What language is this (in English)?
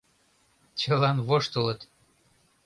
Mari